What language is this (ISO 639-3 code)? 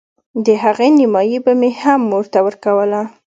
pus